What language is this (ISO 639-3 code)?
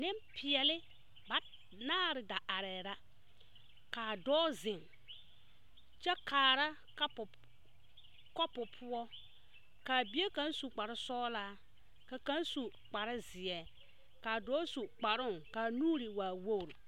dga